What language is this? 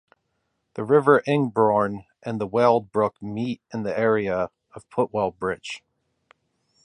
English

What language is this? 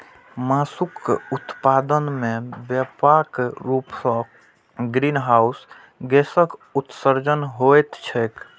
Maithili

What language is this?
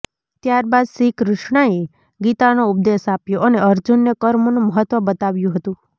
Gujarati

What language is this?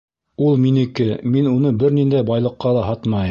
Bashkir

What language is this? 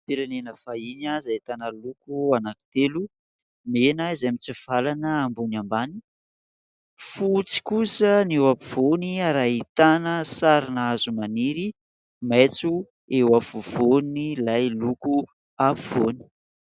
Malagasy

